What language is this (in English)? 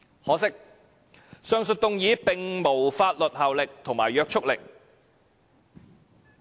Cantonese